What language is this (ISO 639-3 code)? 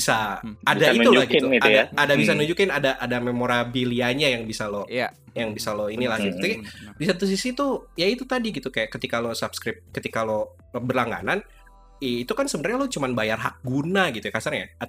ind